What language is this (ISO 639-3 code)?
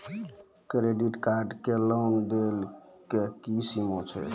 mai